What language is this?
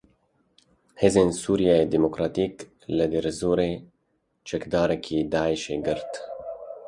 Kurdish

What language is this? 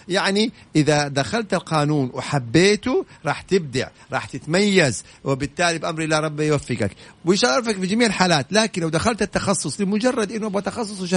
Arabic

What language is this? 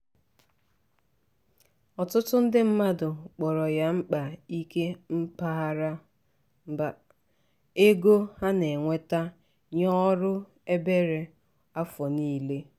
Igbo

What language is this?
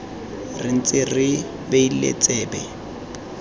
Tswana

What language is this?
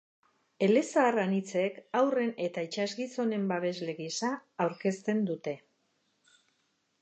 Basque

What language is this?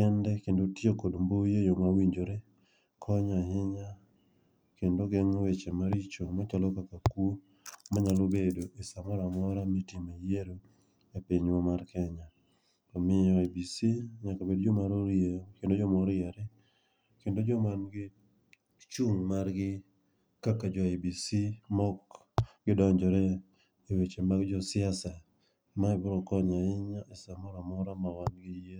Luo (Kenya and Tanzania)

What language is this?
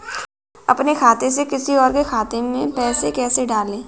Hindi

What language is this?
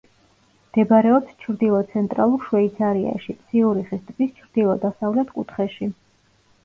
Georgian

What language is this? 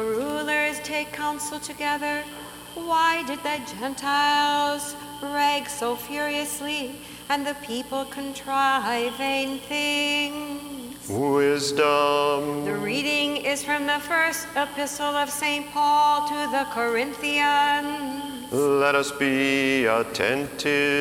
English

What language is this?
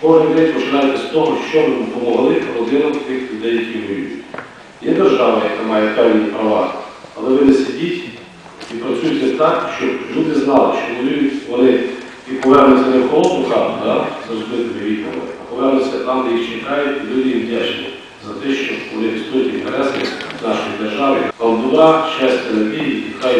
Ukrainian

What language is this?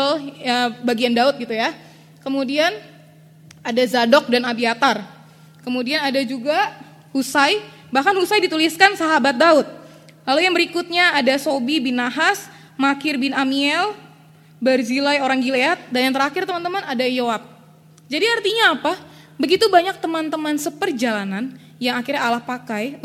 Indonesian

